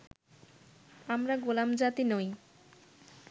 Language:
Bangla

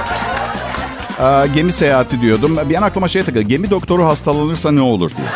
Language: Turkish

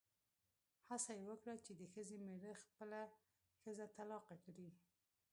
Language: Pashto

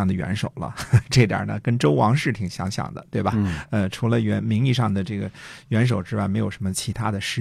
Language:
Chinese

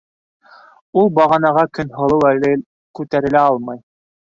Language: Bashkir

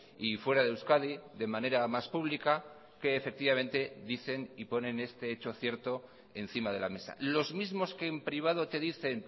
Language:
Spanish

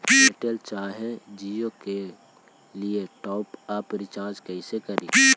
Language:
Magahi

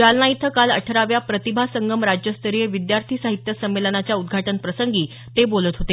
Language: Marathi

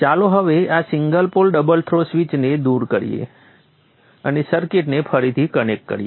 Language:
Gujarati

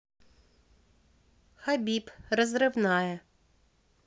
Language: Russian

